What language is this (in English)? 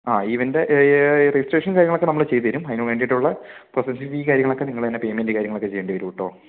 Malayalam